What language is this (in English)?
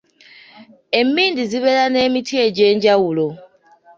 Ganda